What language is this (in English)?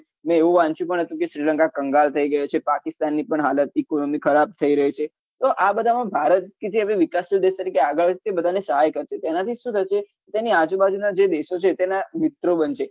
Gujarati